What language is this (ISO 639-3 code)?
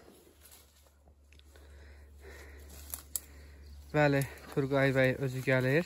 tur